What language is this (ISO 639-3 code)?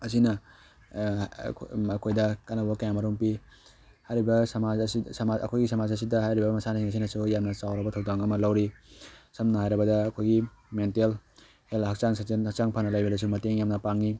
mni